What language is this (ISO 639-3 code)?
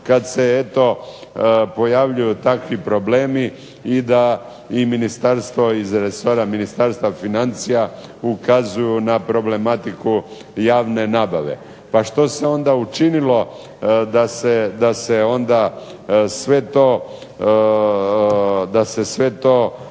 hrv